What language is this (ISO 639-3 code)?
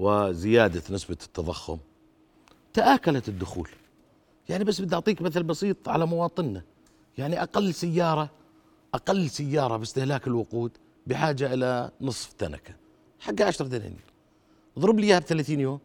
ara